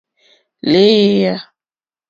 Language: Mokpwe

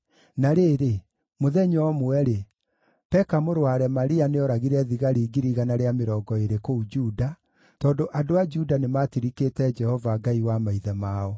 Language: Kikuyu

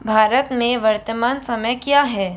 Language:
Hindi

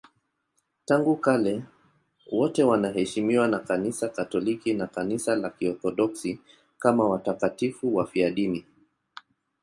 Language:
Swahili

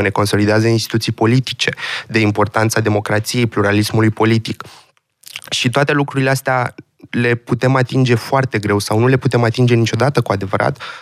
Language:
Romanian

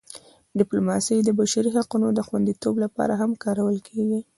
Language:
Pashto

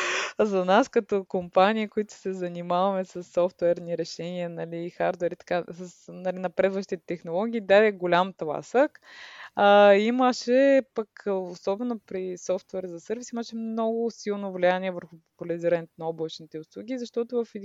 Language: Bulgarian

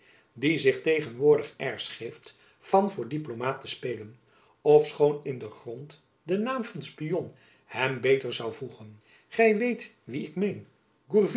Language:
Dutch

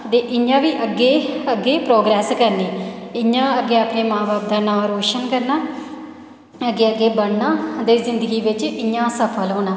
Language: Dogri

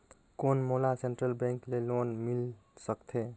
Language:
Chhattisgarhi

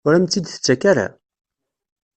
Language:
Kabyle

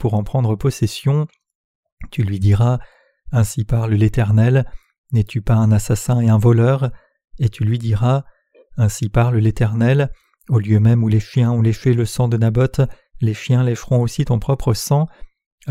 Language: French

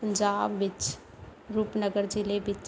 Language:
Punjabi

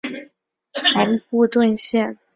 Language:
Chinese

